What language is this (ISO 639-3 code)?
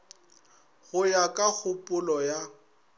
nso